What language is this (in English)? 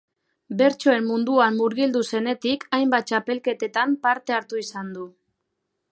Basque